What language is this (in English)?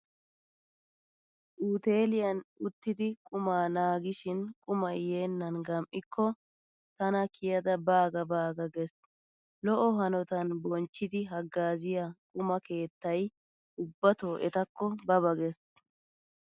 Wolaytta